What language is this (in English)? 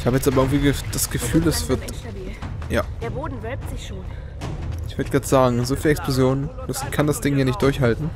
German